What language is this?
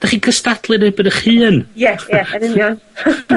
Welsh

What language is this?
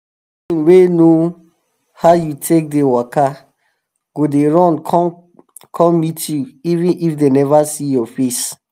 Nigerian Pidgin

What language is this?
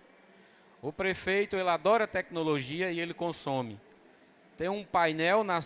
Portuguese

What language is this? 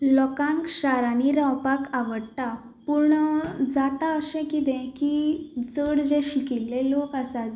Konkani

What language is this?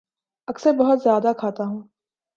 Urdu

